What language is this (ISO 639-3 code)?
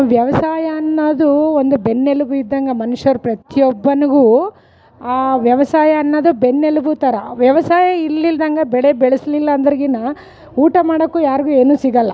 kan